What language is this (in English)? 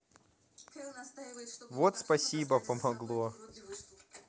Russian